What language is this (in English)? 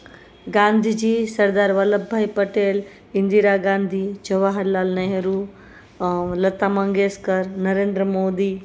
Gujarati